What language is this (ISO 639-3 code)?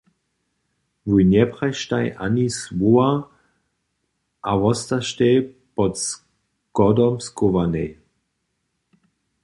hsb